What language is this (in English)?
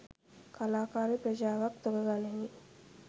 Sinhala